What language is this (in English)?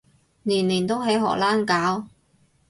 Cantonese